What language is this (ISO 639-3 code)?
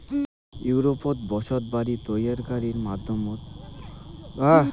ben